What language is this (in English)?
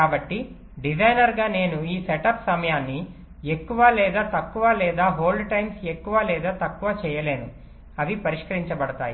Telugu